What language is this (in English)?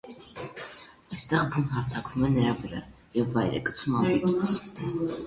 Armenian